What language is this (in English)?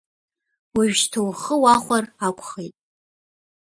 Abkhazian